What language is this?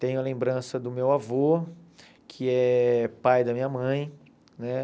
Portuguese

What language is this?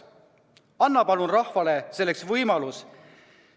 Estonian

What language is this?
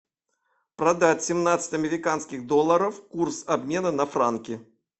Russian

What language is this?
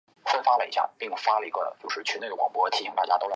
Chinese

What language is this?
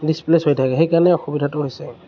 Assamese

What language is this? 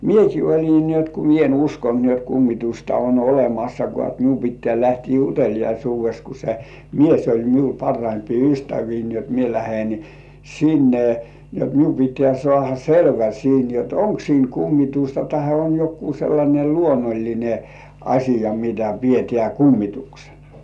Finnish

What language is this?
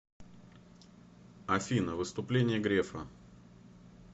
Russian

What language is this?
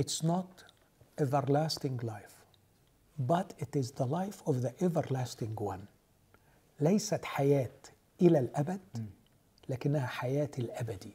Arabic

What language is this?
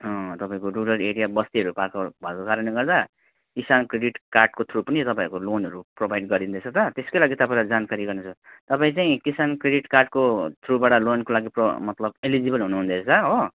Nepali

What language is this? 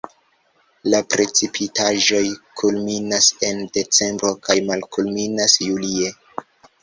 Esperanto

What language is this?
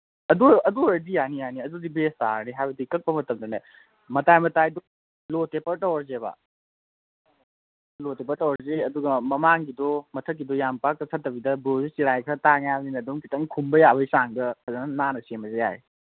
Manipuri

